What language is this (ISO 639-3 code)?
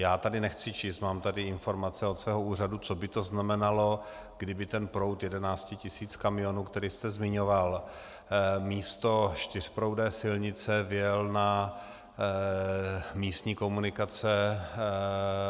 ces